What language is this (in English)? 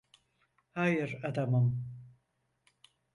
Turkish